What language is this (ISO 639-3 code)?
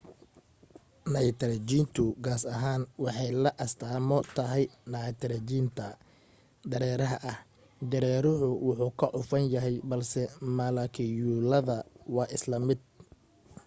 som